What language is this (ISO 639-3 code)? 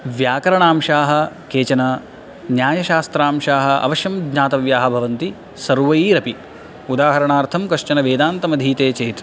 san